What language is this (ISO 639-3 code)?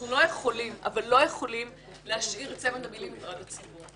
heb